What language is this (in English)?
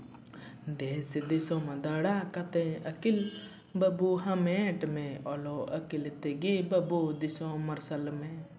Santali